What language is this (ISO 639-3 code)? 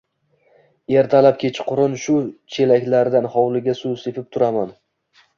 uzb